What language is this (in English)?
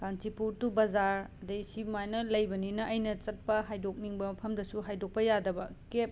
Manipuri